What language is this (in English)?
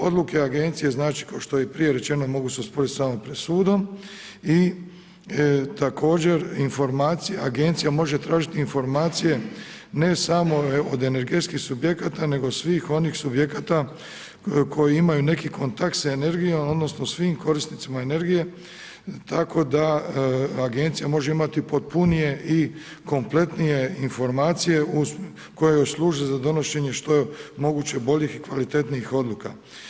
Croatian